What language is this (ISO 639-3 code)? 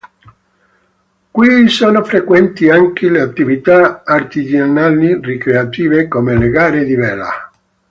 ita